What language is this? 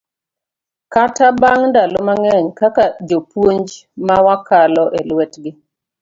Luo (Kenya and Tanzania)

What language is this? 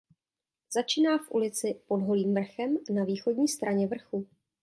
Czech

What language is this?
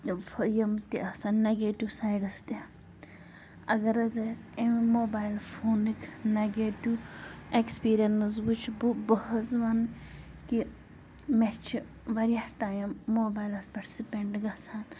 Kashmiri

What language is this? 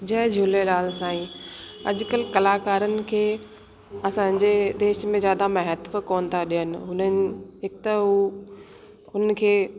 Sindhi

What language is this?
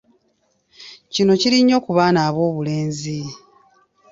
Ganda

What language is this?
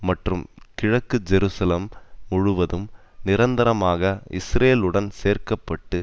Tamil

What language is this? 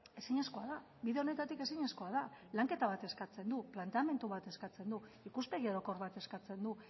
Basque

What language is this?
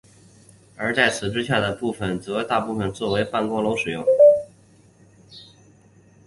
Chinese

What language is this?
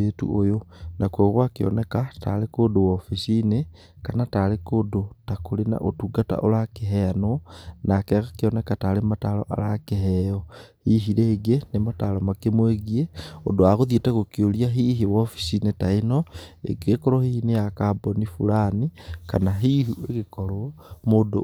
Kikuyu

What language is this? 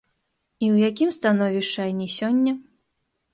Belarusian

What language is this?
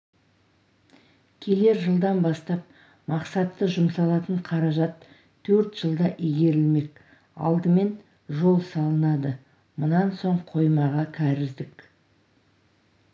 Kazakh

